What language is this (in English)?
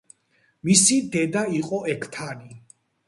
Georgian